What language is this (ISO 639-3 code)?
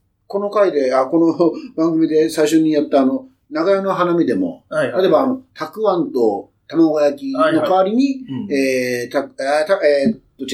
jpn